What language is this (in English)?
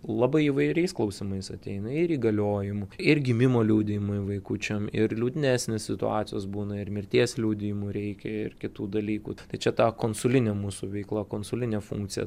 Lithuanian